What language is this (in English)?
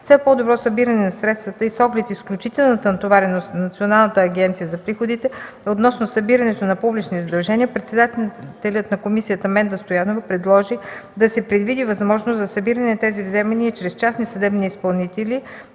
Bulgarian